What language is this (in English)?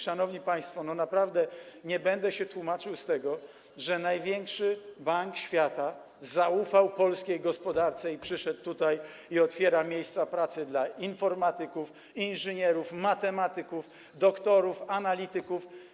Polish